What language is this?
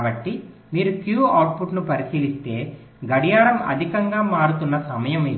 Telugu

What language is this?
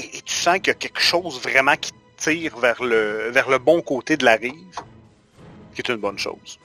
French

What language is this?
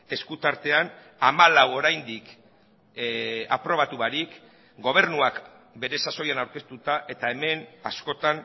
Basque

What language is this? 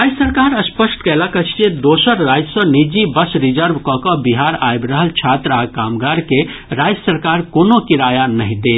Maithili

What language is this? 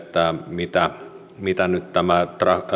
Finnish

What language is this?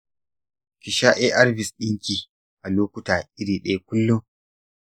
Hausa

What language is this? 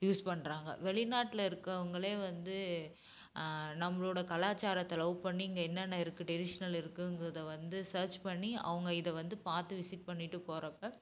Tamil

